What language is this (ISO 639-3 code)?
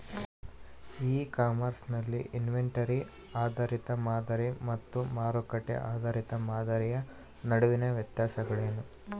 kan